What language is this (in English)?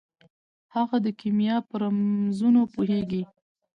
Pashto